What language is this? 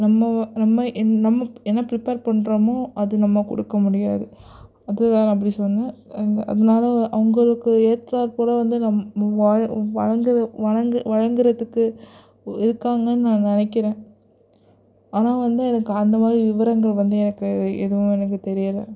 Tamil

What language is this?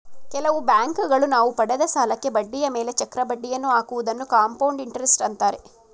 Kannada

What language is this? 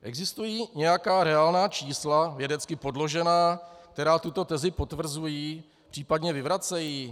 Czech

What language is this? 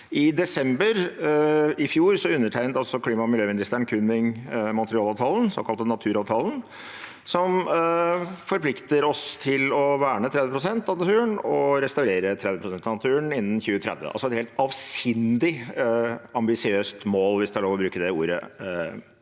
Norwegian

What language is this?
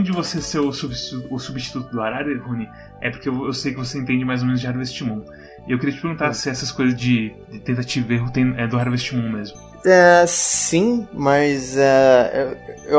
Portuguese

